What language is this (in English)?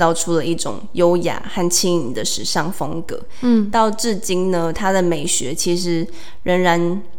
Chinese